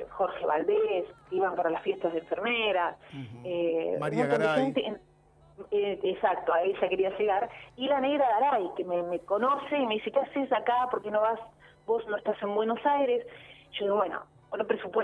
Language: Spanish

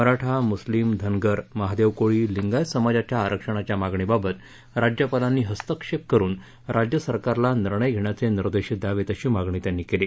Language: Marathi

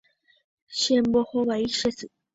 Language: Guarani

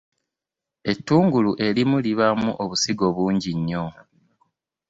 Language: Ganda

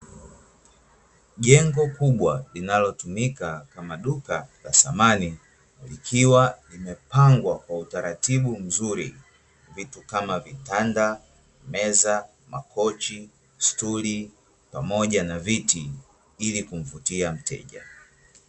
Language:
Swahili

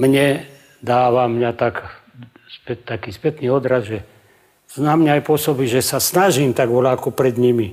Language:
Czech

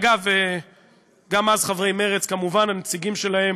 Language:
Hebrew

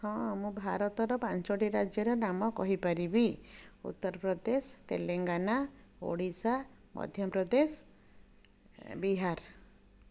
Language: Odia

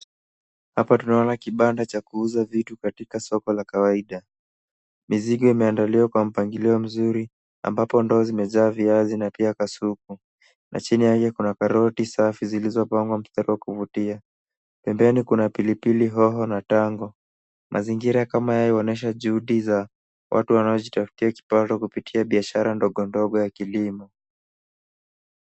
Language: Swahili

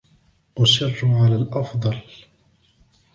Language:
Arabic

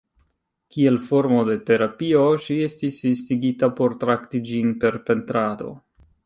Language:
Esperanto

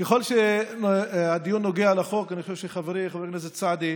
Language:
Hebrew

